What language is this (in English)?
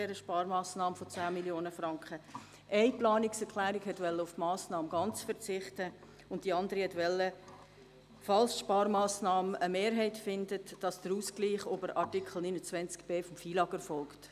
Swiss German